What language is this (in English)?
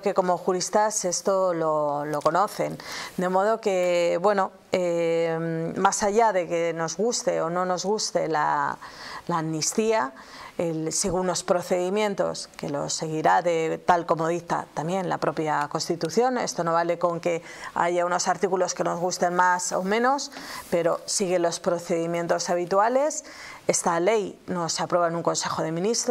Spanish